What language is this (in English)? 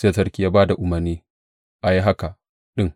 Hausa